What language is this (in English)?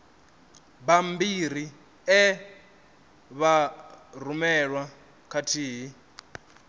Venda